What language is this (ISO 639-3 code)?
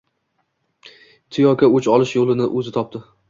uzb